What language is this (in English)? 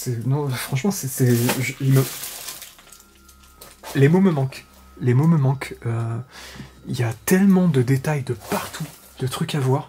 French